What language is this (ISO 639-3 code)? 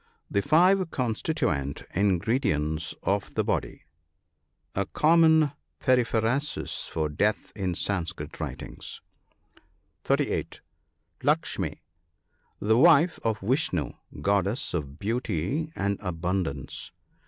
eng